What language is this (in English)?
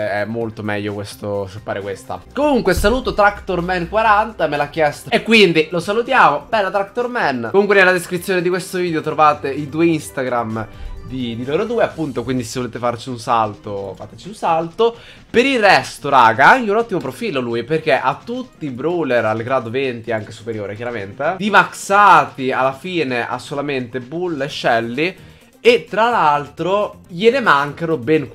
Italian